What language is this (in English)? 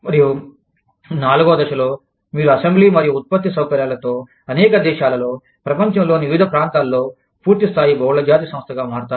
Telugu